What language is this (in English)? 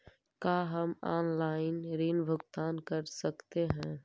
Magahi